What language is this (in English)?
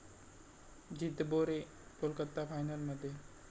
Marathi